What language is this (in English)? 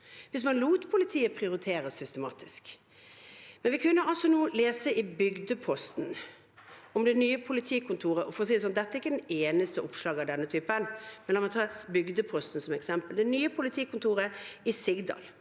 Norwegian